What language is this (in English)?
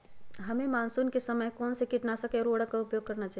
Magahi